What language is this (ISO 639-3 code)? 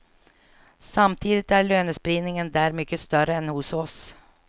swe